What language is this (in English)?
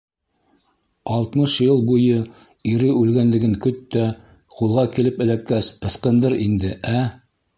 Bashkir